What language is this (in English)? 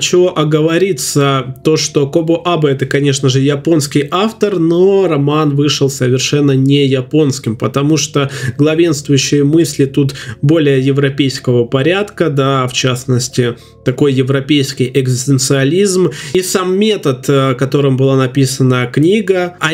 Russian